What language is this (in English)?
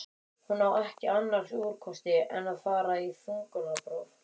Icelandic